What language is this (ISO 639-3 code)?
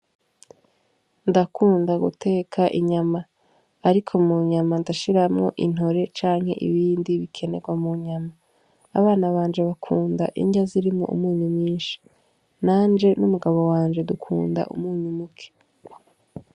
run